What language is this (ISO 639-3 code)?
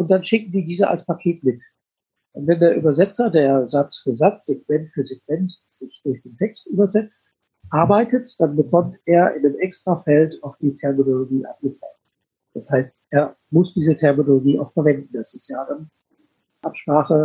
deu